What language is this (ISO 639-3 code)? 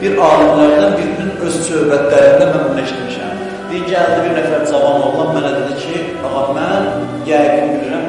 tur